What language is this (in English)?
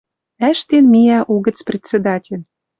Western Mari